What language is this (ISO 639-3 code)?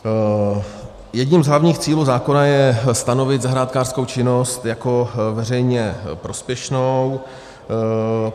ces